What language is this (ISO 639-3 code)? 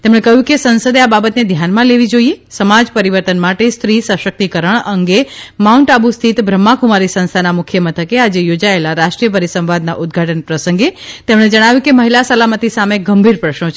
guj